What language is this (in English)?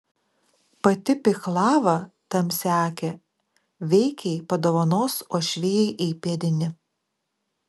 Lithuanian